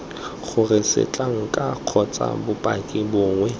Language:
Tswana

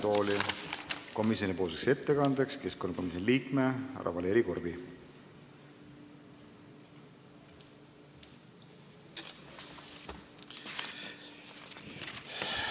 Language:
Estonian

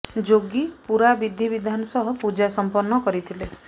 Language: Odia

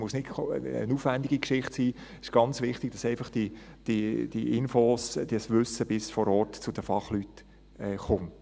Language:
Swiss German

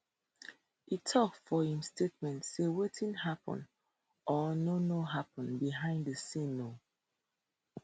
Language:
Nigerian Pidgin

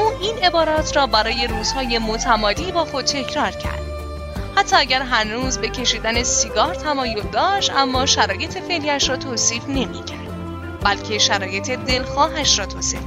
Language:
Persian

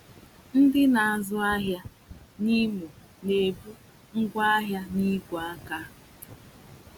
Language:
Igbo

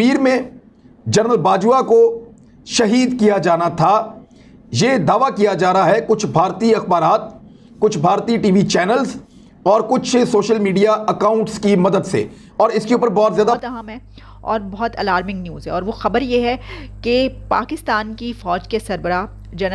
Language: Hindi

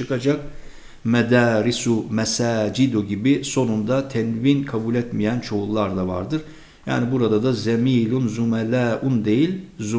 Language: Turkish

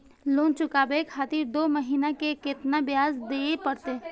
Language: Maithili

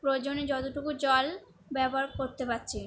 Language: Bangla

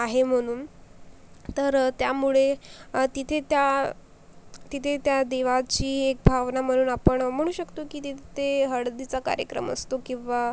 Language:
Marathi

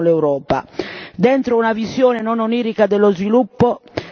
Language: Italian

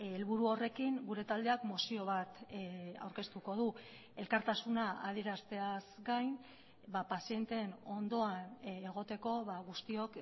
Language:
Basque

